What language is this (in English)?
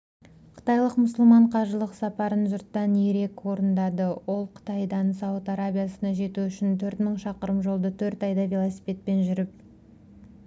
Kazakh